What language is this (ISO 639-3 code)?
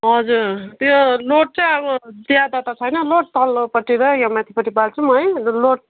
nep